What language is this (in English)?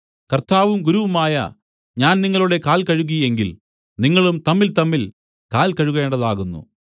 Malayalam